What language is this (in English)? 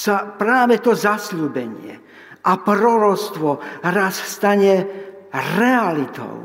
Slovak